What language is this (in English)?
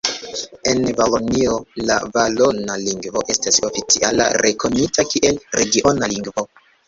Esperanto